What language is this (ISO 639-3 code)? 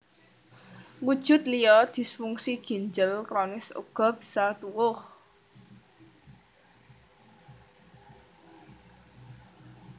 jav